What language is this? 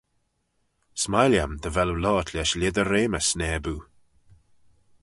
Manx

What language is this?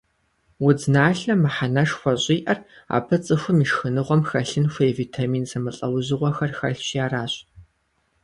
Kabardian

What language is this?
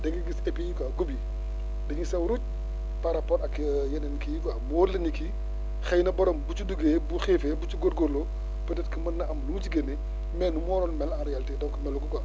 Wolof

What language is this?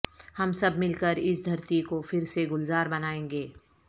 Urdu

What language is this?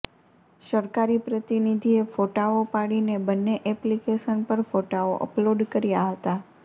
Gujarati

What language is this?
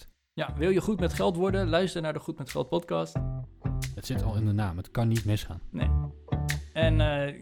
Dutch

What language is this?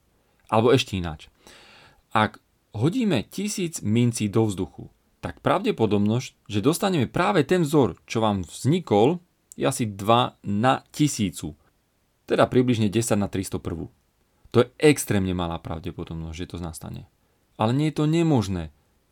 Slovak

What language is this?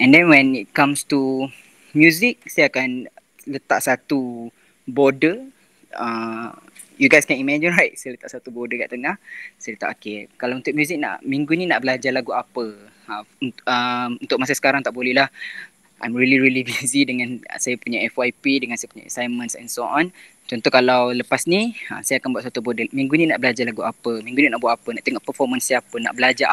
Malay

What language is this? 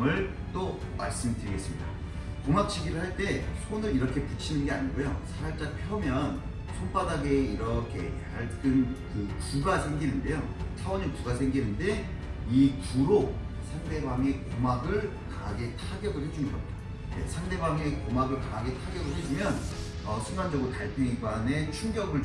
Korean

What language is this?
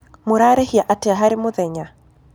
Kikuyu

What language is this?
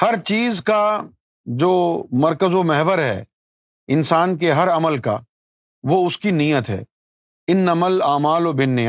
Urdu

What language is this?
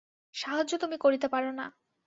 Bangla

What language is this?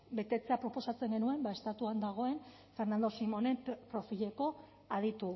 Basque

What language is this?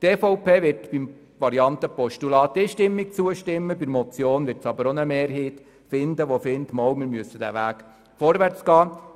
Swiss German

